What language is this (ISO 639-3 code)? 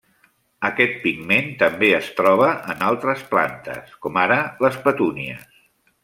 cat